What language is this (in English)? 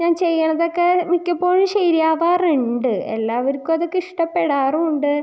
Malayalam